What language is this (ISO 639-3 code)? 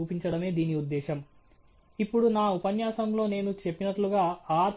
tel